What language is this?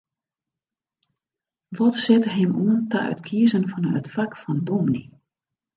Western Frisian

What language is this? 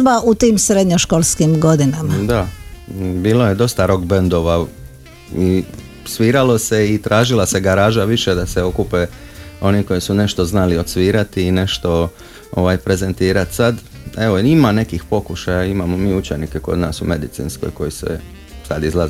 Croatian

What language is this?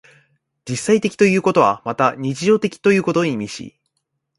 Japanese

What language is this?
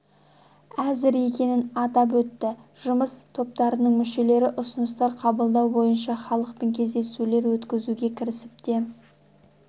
Kazakh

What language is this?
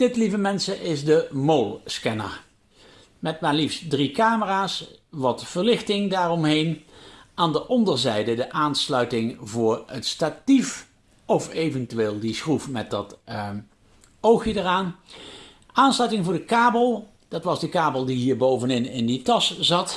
Dutch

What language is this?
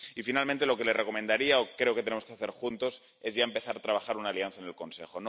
Spanish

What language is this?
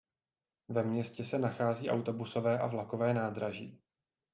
Czech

